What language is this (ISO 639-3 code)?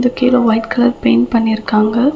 tam